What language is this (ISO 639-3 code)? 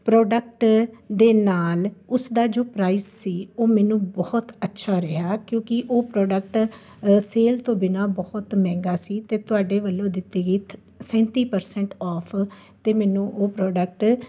pan